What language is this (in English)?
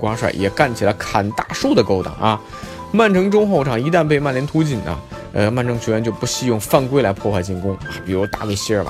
Chinese